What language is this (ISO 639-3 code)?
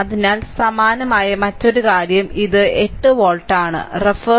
mal